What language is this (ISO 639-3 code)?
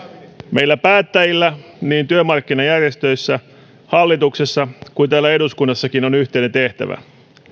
fin